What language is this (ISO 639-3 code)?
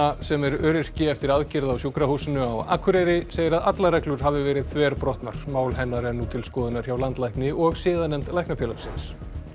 isl